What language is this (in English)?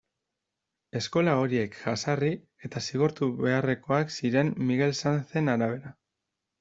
Basque